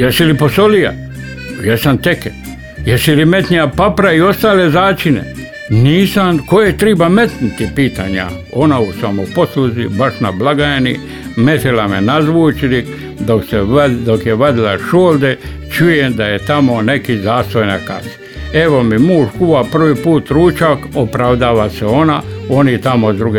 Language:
Croatian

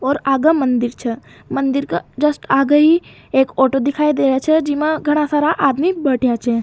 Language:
Rajasthani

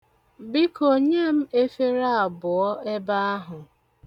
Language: Igbo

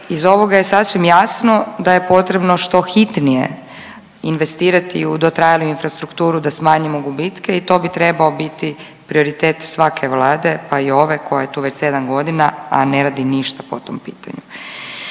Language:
Croatian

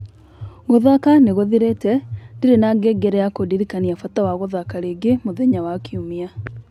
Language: Kikuyu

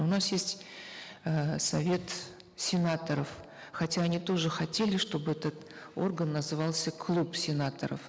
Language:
Kazakh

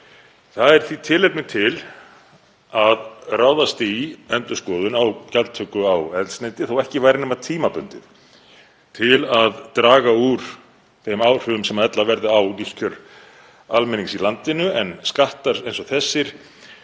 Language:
Icelandic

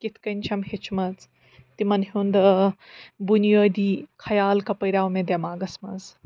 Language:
Kashmiri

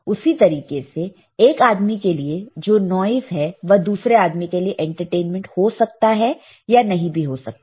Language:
Hindi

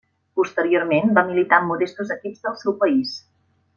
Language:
Catalan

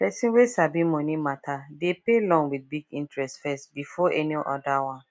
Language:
Nigerian Pidgin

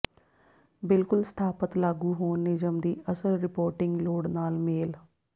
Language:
Punjabi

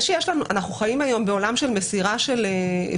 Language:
Hebrew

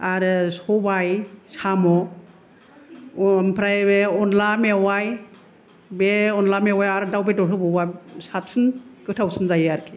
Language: Bodo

